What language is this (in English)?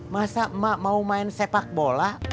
Indonesian